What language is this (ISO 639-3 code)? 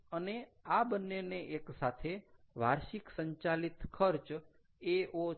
guj